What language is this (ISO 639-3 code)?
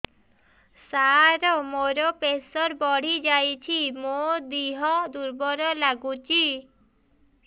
ori